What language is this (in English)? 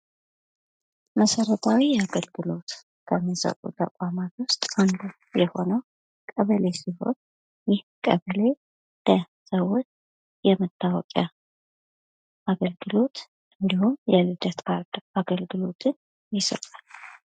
Amharic